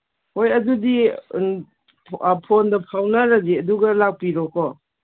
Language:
Manipuri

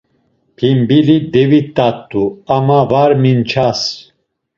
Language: Laz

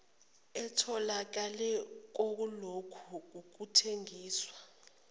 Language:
Zulu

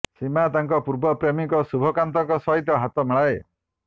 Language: Odia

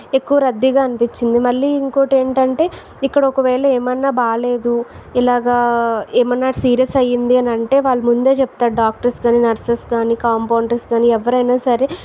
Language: Telugu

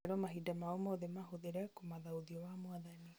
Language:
Kikuyu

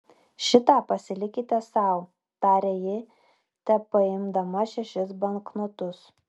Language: Lithuanian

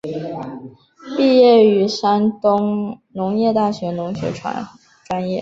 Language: Chinese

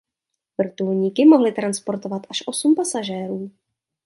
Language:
Czech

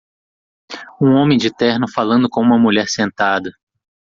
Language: Portuguese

